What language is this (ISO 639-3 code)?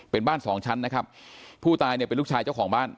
tha